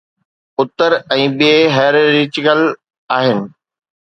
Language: Sindhi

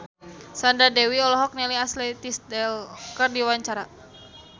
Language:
Sundanese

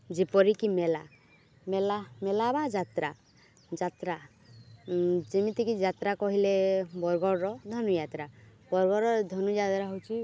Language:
Odia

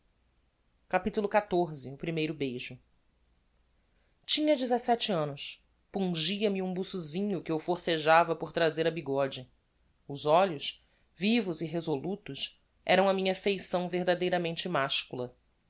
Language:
Portuguese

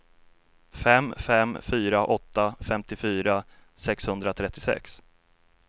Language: Swedish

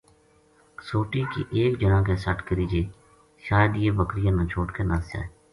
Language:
Gujari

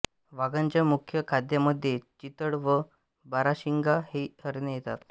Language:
Marathi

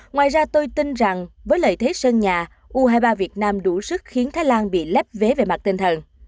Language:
Vietnamese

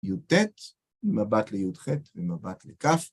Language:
Hebrew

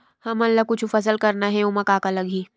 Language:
Chhattisgarhi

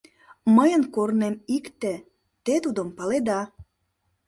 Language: Mari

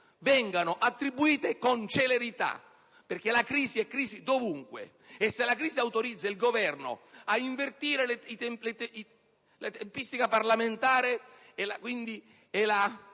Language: Italian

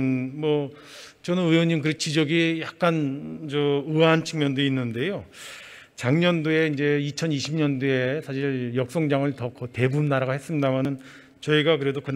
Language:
Korean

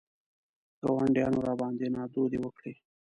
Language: Pashto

